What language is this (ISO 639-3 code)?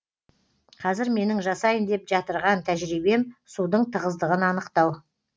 kaz